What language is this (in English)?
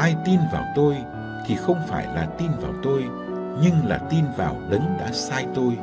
Vietnamese